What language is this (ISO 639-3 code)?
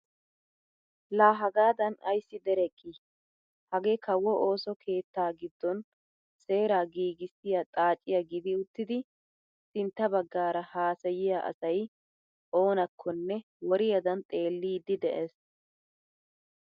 wal